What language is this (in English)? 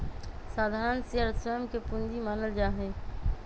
Magahi